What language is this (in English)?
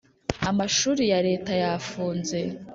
Kinyarwanda